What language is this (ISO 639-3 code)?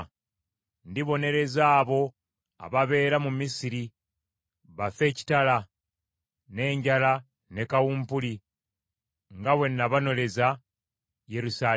lug